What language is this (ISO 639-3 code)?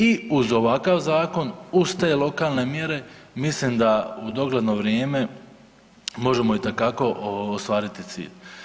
hrv